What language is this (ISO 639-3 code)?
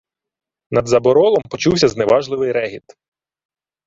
ukr